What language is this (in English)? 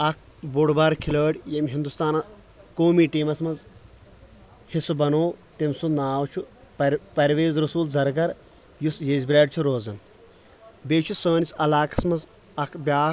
Kashmiri